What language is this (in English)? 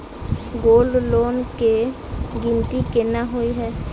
Maithili